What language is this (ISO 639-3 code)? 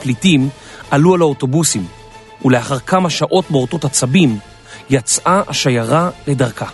heb